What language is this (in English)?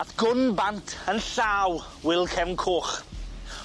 Welsh